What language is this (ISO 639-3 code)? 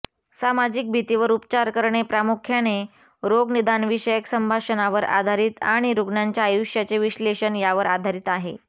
mar